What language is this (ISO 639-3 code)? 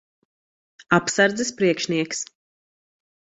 lav